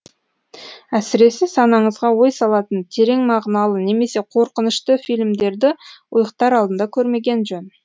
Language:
Kazakh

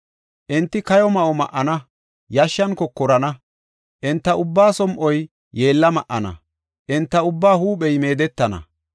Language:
Gofa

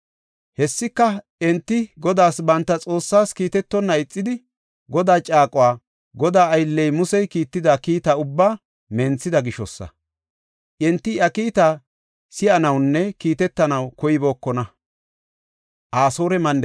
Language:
Gofa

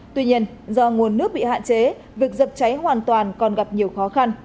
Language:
Vietnamese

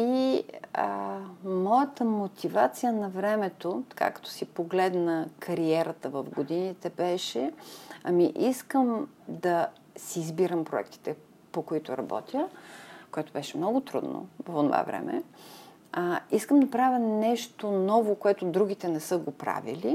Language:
Bulgarian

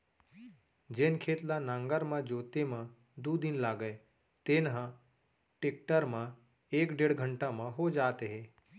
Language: Chhattisgarhi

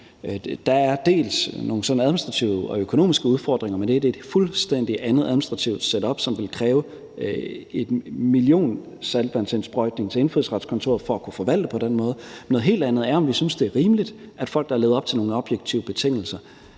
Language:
Danish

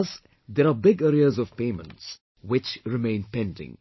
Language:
English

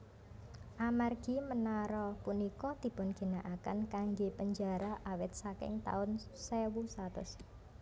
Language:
Javanese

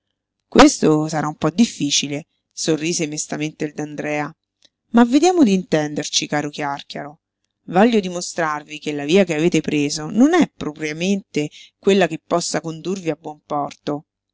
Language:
Italian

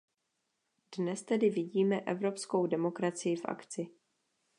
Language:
Czech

